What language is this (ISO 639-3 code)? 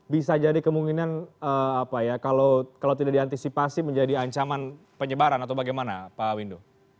ind